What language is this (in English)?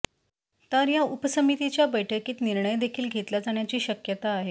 Marathi